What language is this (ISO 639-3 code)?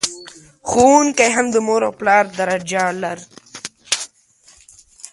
pus